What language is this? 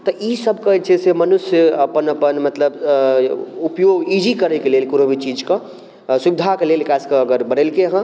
Maithili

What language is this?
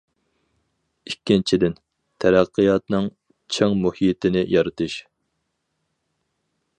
Uyghur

